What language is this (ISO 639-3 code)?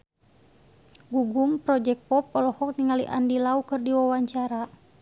sun